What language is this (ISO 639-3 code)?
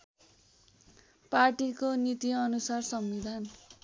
nep